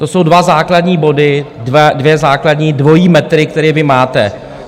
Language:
Czech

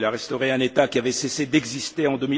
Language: French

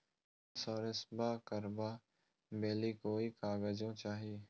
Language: Magahi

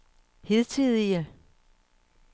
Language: Danish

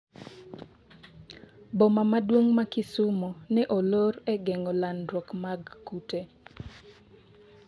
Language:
Luo (Kenya and Tanzania)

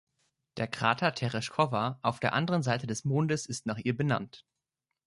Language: German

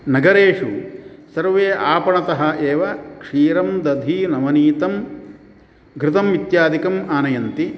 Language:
Sanskrit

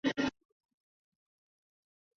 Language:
Chinese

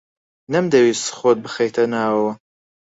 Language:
Central Kurdish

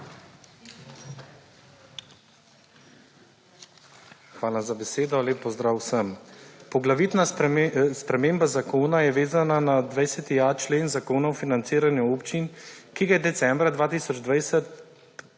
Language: Slovenian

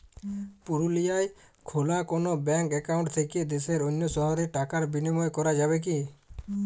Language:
Bangla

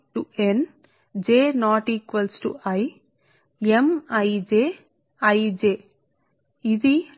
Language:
Telugu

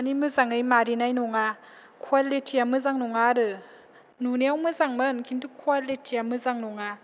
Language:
Bodo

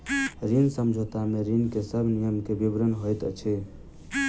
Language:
Maithili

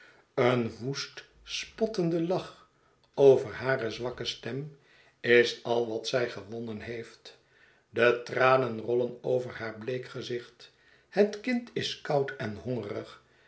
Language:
Dutch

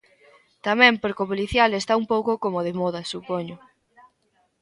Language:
Galician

